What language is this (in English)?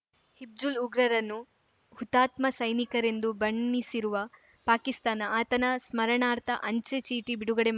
Kannada